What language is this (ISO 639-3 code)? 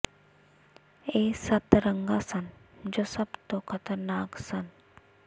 pan